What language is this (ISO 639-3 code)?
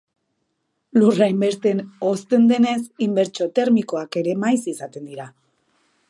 eus